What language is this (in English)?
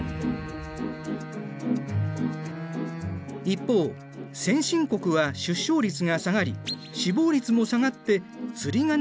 Japanese